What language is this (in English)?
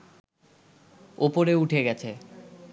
Bangla